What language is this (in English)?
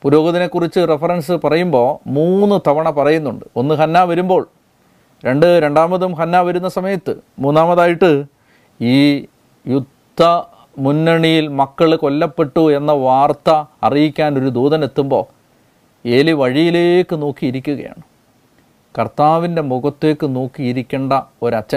Malayalam